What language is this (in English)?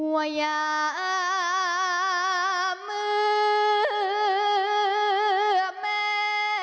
Thai